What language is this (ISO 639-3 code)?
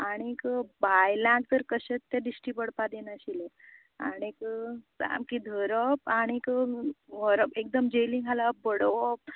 kok